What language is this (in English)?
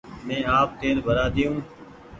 Goaria